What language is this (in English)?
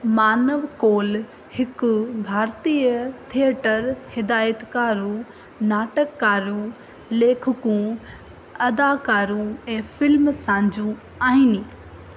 Sindhi